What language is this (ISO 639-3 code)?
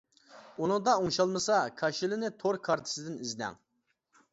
uig